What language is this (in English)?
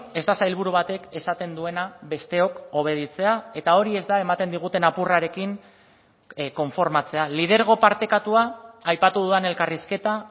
Basque